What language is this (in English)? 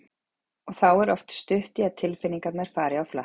Icelandic